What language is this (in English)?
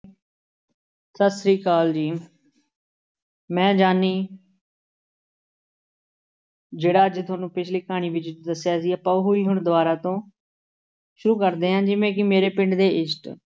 Punjabi